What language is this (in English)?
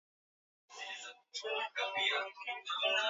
Swahili